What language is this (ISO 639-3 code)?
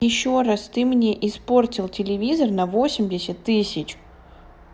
rus